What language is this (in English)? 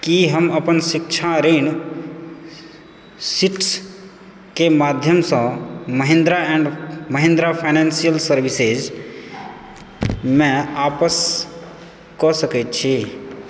Maithili